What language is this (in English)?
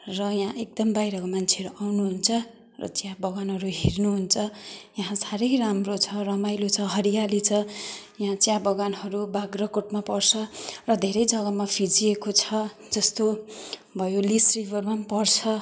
Nepali